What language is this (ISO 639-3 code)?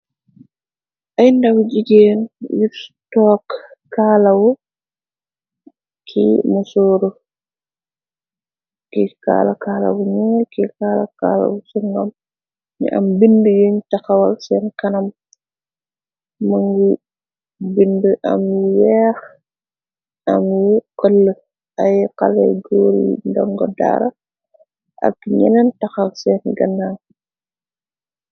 wol